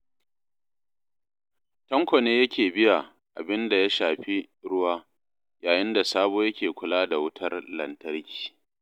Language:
Hausa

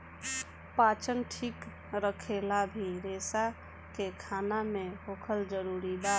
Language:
Bhojpuri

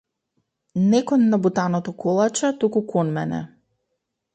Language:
Macedonian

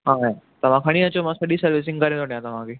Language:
Sindhi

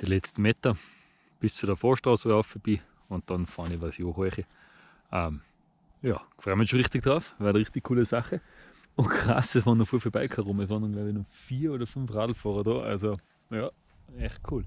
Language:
German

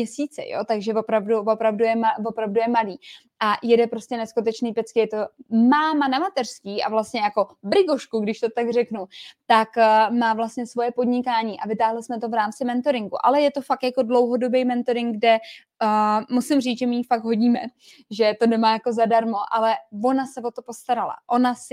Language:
Czech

